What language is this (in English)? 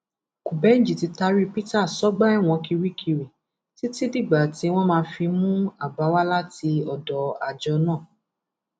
Yoruba